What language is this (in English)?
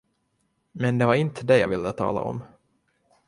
Swedish